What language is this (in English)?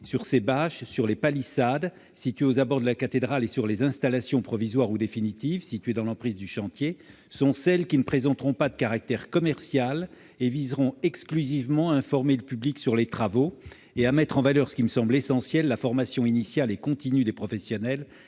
French